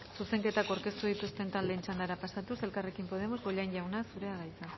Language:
Basque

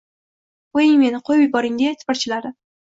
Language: Uzbek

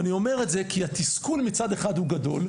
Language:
Hebrew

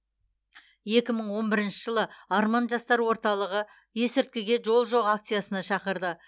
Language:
Kazakh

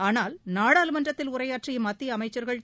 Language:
Tamil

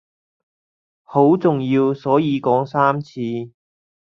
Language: Cantonese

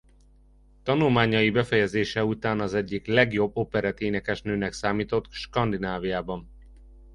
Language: Hungarian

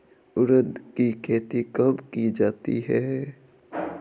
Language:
Hindi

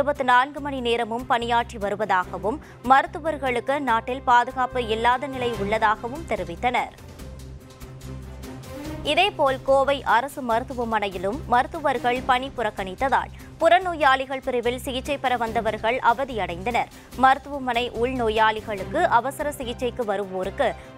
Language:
Korean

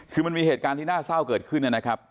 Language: Thai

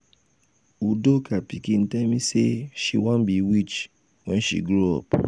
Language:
Nigerian Pidgin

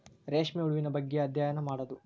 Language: Kannada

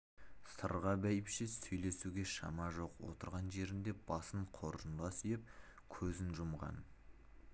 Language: Kazakh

